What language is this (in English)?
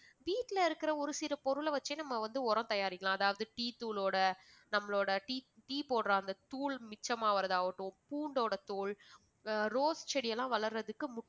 Tamil